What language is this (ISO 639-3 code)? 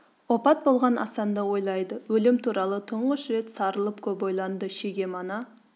kaz